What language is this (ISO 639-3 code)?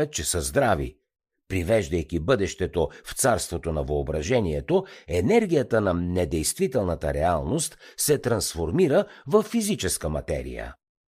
bul